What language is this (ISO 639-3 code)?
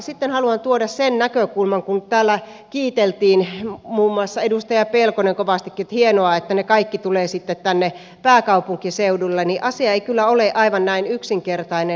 fin